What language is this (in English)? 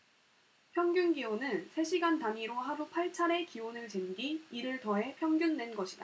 Korean